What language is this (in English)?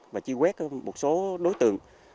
Vietnamese